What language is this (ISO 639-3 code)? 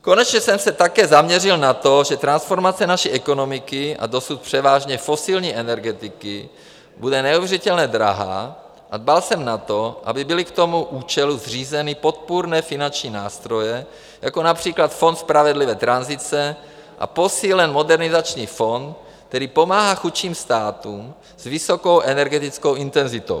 ces